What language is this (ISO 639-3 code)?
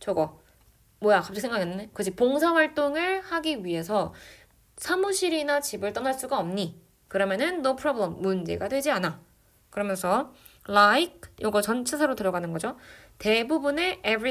kor